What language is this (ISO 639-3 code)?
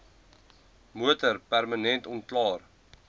afr